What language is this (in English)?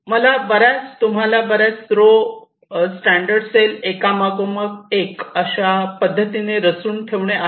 Marathi